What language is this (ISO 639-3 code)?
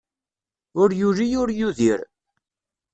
kab